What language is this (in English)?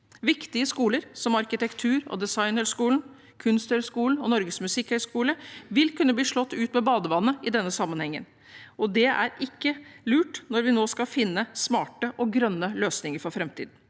Norwegian